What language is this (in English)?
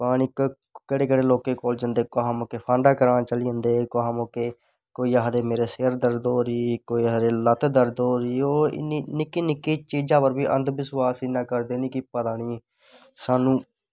Dogri